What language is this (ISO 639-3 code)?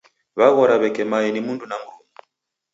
dav